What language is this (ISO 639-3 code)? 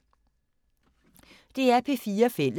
dan